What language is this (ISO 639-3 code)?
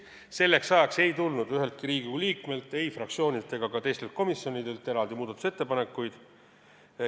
est